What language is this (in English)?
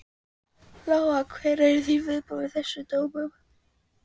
Icelandic